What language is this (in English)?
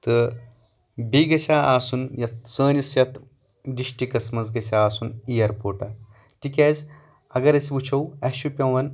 Kashmiri